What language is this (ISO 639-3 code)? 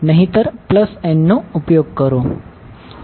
guj